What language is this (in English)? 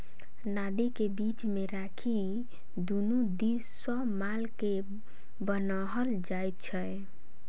Maithili